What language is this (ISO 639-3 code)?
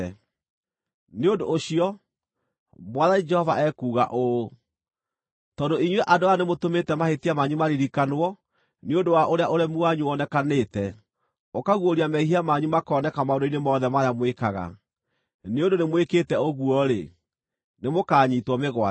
kik